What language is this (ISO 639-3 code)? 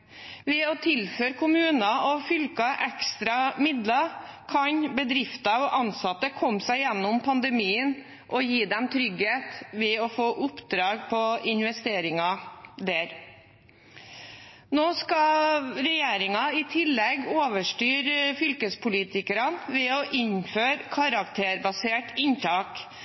nob